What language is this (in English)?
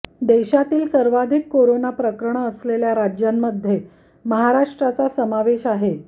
Marathi